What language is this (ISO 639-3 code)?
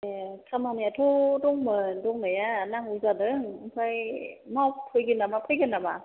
brx